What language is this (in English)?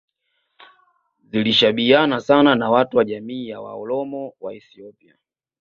Swahili